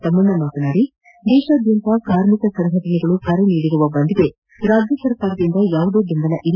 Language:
Kannada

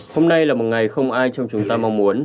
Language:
Vietnamese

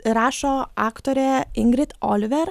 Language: Lithuanian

